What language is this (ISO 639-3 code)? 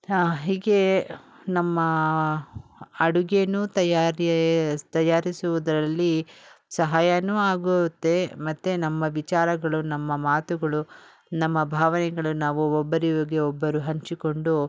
kan